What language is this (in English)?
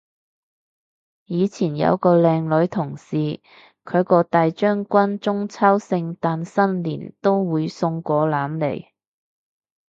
Cantonese